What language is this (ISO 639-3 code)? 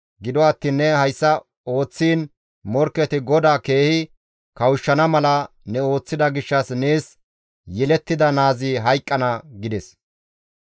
gmv